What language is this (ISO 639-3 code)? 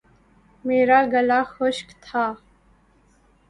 urd